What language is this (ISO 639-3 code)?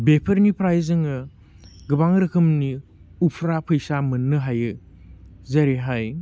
brx